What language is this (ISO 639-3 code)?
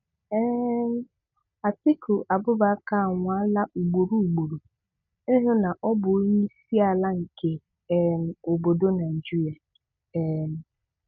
ibo